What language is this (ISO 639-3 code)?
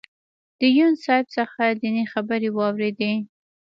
pus